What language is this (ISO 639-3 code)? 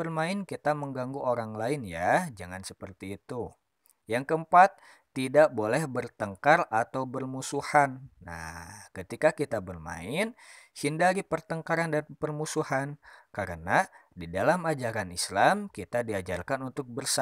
ind